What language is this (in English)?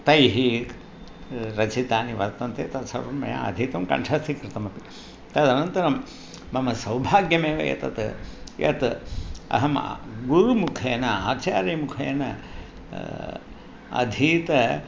Sanskrit